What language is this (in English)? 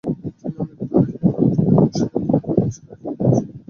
Bangla